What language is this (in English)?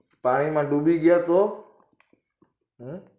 Gujarati